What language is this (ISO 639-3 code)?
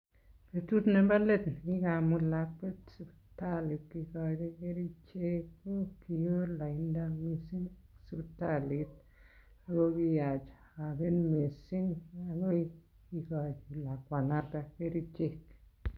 kln